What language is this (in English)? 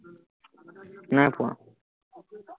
Assamese